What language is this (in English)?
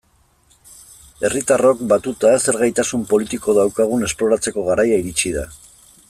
Basque